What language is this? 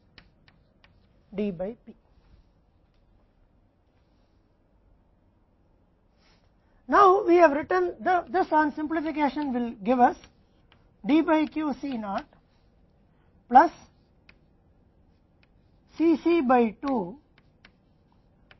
Hindi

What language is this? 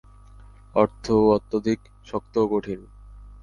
Bangla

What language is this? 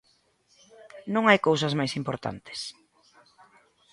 Galician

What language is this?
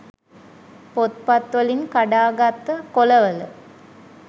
Sinhala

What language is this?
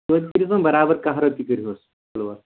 Kashmiri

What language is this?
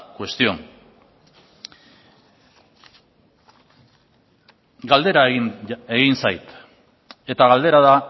Basque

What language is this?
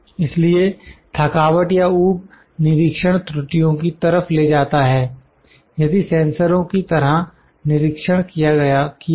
Hindi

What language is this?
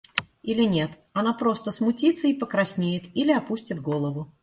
Russian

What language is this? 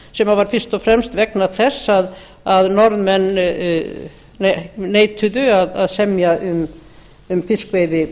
Icelandic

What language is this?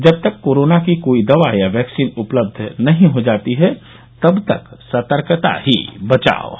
Hindi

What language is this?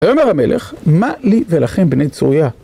Hebrew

